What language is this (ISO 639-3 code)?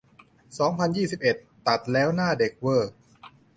tha